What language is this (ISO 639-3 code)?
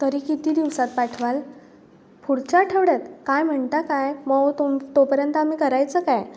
mar